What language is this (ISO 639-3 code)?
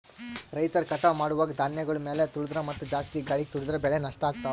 kan